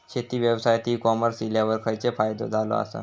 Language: Marathi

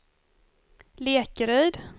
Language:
Swedish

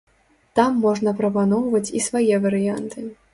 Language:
Belarusian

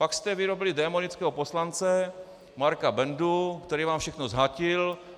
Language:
Czech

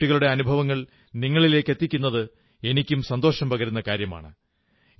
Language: Malayalam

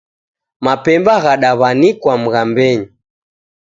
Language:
Taita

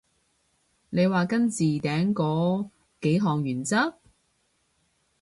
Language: Cantonese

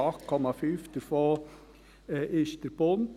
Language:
Swiss German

